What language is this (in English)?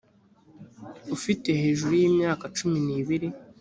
Kinyarwanda